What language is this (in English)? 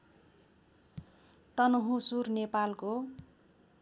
Nepali